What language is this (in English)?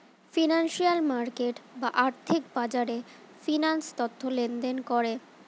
Bangla